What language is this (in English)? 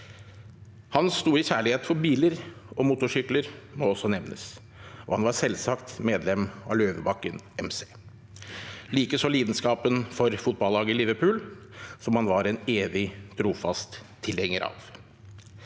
Norwegian